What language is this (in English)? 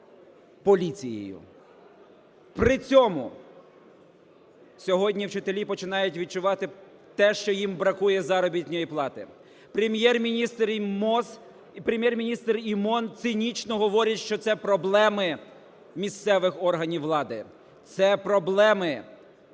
Ukrainian